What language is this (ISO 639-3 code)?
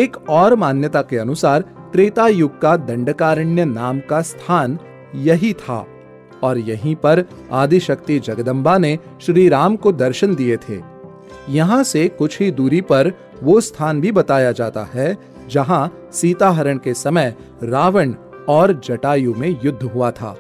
hin